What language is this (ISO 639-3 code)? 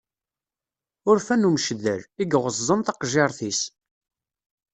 kab